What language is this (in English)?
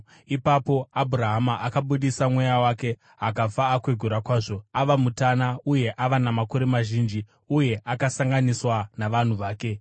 Shona